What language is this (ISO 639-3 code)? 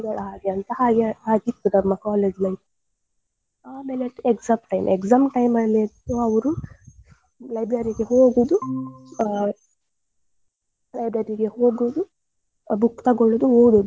kan